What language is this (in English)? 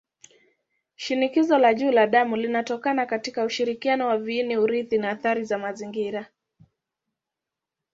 Swahili